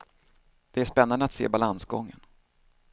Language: Swedish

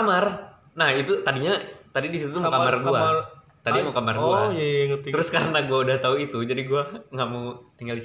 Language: Indonesian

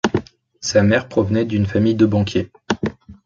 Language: French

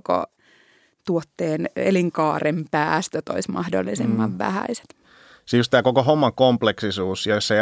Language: Finnish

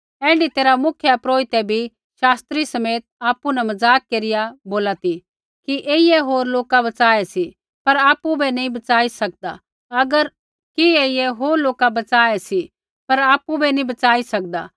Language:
Kullu Pahari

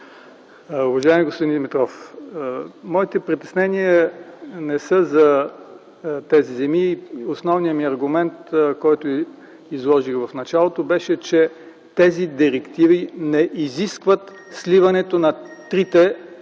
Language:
Bulgarian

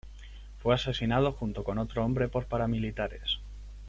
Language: Spanish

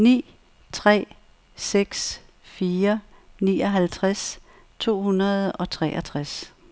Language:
Danish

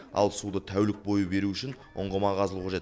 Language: Kazakh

